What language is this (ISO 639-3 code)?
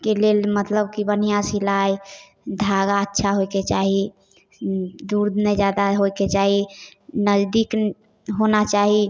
mai